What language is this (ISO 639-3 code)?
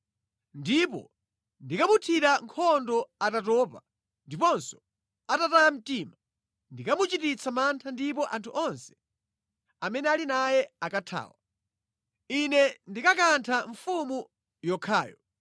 nya